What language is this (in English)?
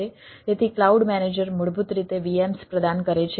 Gujarati